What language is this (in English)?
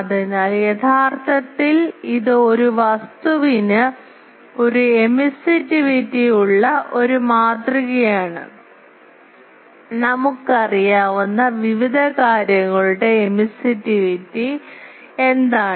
Malayalam